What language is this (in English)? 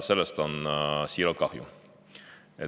Estonian